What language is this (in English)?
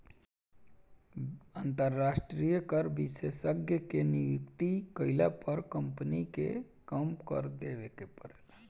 Bhojpuri